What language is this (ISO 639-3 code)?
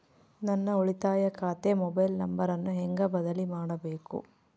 kan